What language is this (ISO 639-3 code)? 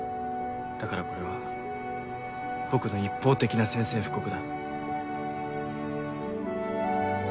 jpn